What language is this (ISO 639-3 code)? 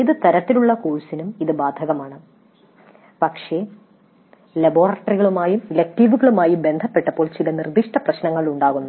mal